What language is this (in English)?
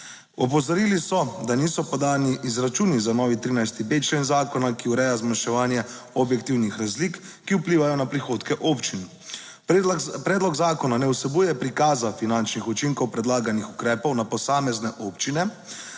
Slovenian